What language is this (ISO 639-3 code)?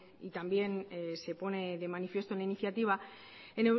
spa